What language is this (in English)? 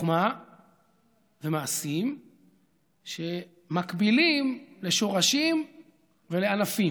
Hebrew